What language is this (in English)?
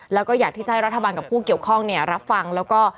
Thai